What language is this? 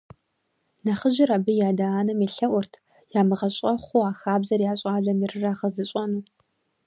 Kabardian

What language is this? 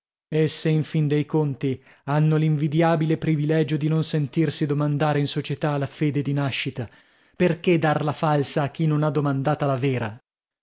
Italian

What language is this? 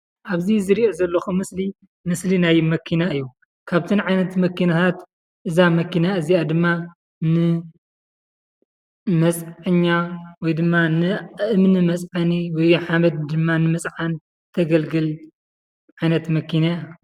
Tigrinya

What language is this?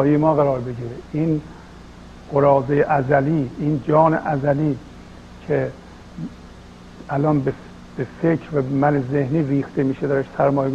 Persian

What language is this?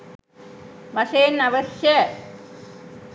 Sinhala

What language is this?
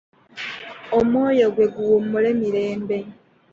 Ganda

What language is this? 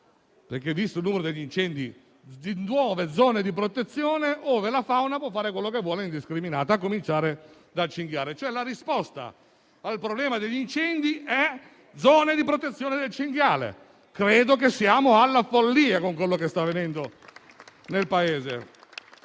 Italian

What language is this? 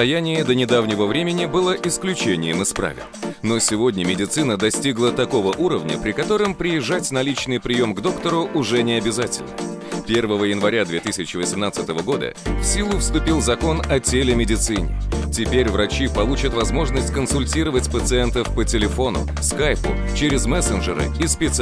Russian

